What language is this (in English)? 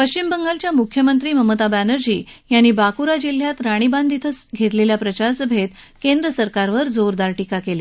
Marathi